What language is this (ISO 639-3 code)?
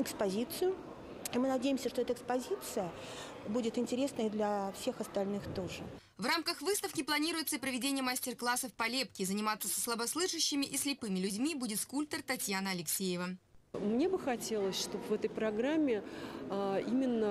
rus